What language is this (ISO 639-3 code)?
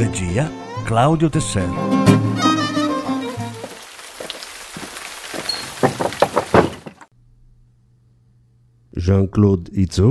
ita